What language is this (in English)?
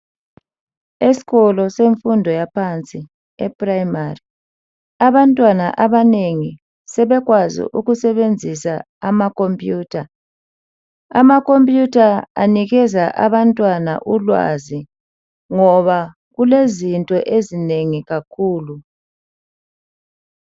North Ndebele